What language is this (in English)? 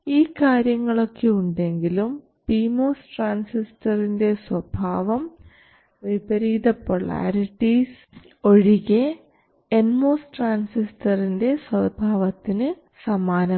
Malayalam